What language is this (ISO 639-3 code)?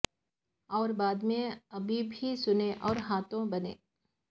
urd